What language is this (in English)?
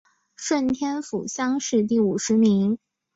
Chinese